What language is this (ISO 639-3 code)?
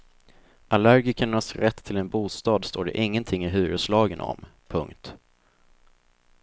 swe